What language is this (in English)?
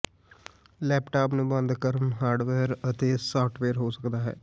Punjabi